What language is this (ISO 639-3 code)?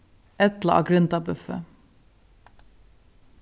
fao